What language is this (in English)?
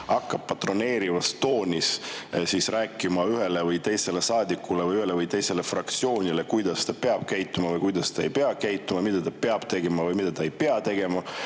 Estonian